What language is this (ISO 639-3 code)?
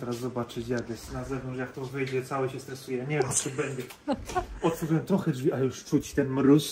pol